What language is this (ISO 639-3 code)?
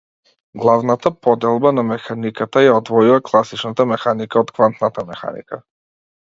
mkd